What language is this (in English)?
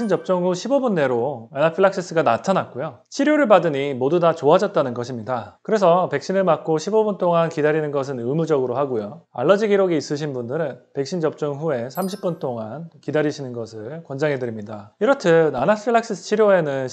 Korean